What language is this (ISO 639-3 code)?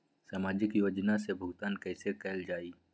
mag